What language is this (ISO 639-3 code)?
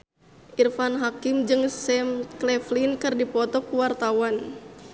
sun